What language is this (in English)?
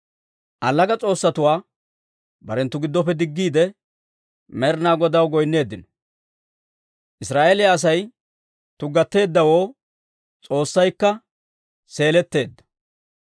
Dawro